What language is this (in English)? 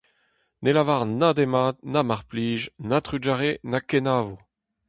Breton